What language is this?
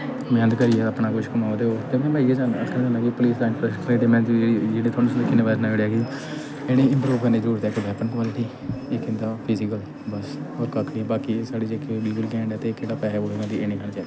Dogri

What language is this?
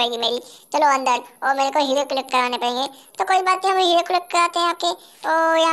Turkish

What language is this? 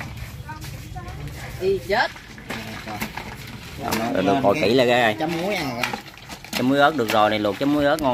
Vietnamese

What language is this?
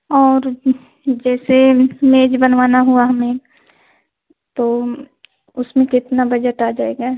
Hindi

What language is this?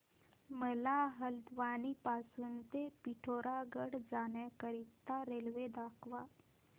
Marathi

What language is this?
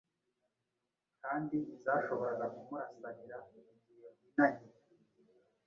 Kinyarwanda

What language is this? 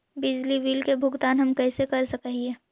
Magahi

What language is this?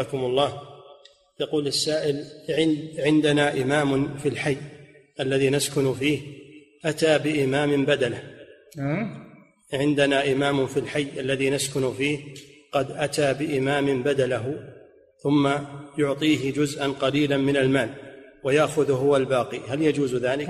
Arabic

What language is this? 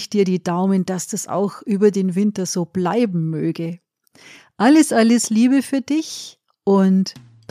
German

